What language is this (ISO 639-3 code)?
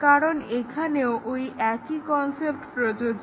ben